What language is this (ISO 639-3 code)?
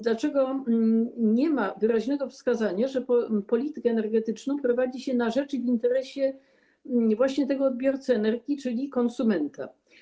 pol